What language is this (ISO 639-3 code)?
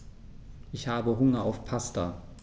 deu